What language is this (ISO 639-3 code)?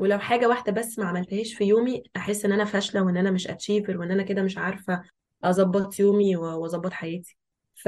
ara